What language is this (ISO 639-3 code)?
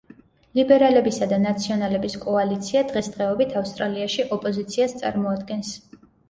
kat